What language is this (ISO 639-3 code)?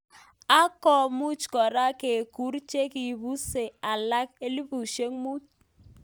kln